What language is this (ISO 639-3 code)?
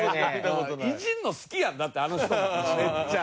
jpn